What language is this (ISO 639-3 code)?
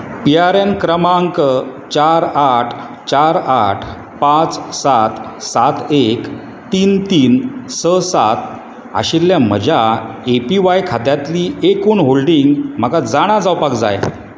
kok